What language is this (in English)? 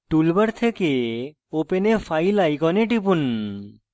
Bangla